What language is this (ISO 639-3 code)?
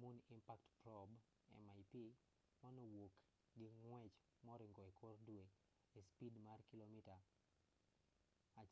luo